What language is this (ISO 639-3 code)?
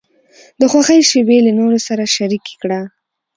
pus